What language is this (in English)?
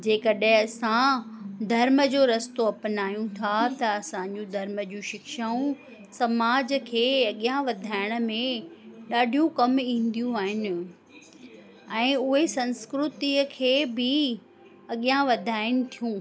Sindhi